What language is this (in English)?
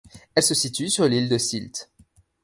French